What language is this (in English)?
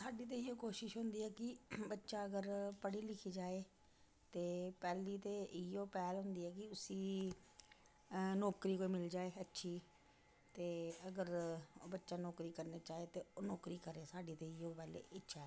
Dogri